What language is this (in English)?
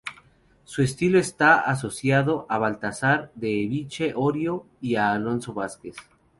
Spanish